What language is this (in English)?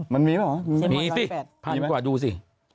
Thai